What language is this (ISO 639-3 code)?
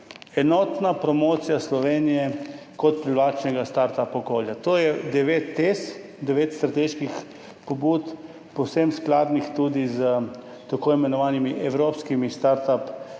slv